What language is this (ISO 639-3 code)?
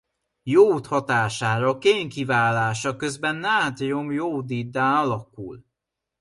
hun